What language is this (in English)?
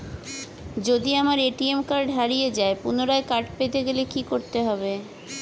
Bangla